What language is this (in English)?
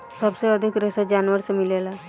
Bhojpuri